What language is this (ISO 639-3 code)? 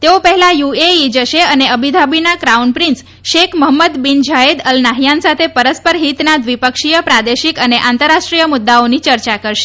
guj